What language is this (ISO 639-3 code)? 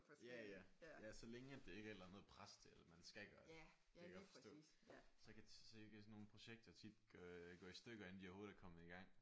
dan